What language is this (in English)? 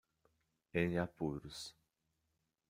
Portuguese